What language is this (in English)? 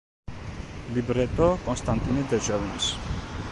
Georgian